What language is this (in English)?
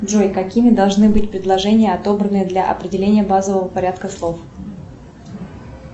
Russian